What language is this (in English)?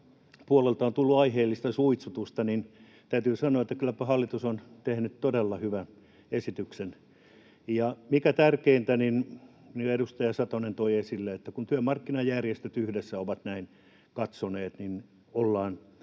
Finnish